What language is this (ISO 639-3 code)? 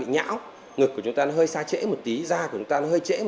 vie